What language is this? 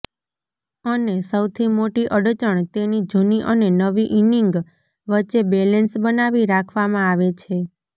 Gujarati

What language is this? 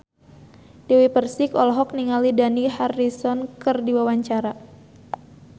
Sundanese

